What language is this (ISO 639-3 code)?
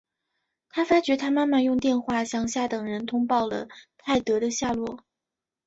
zho